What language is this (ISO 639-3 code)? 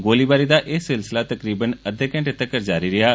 doi